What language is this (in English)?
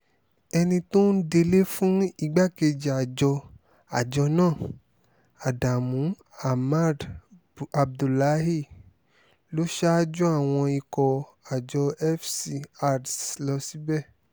Yoruba